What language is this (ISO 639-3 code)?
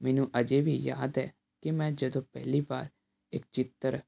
pan